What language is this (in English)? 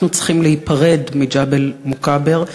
Hebrew